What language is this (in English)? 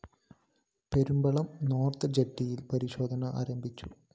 Malayalam